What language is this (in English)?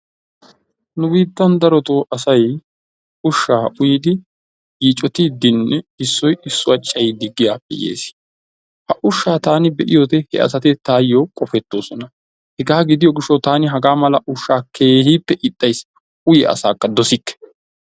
Wolaytta